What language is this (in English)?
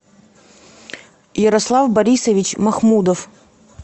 Russian